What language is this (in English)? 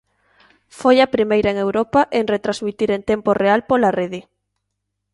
Galician